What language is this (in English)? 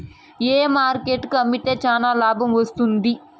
Telugu